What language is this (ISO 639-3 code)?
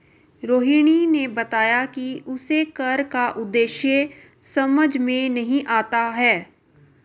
hin